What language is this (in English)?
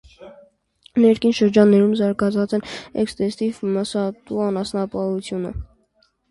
Armenian